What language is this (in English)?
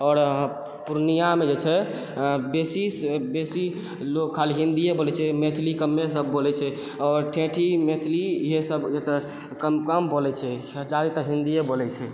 Maithili